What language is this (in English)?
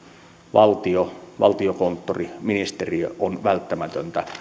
Finnish